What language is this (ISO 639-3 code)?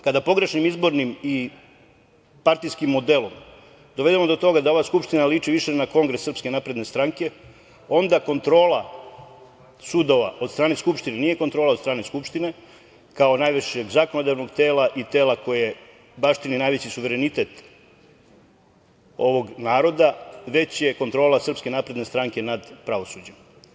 srp